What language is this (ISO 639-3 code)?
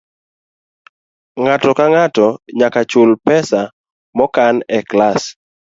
luo